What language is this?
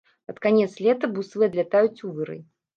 Belarusian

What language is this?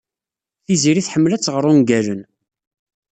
Kabyle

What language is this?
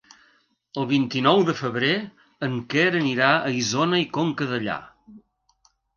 Catalan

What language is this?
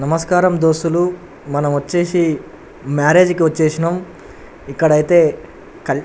Telugu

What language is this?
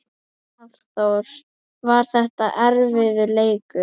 Icelandic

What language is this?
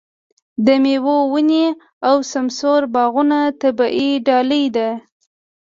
Pashto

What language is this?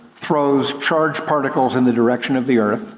English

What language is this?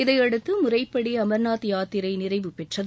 Tamil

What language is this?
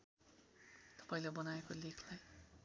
Nepali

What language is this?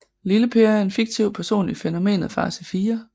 Danish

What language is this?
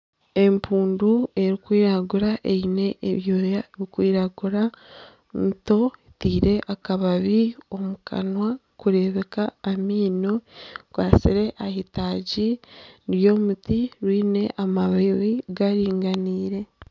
Nyankole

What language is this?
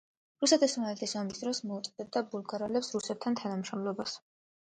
Georgian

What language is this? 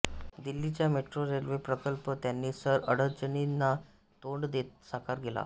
Marathi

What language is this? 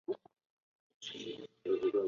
Chinese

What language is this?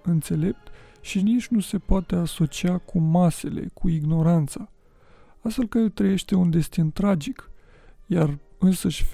Romanian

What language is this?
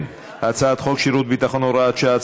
Hebrew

